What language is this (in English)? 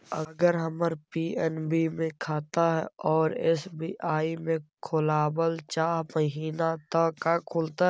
Magahi